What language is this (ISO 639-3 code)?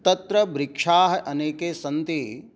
san